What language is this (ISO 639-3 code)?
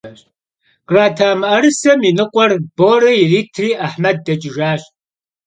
kbd